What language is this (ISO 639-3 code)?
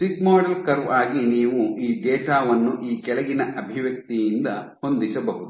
kan